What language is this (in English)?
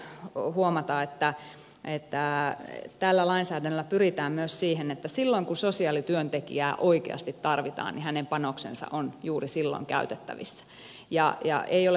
Finnish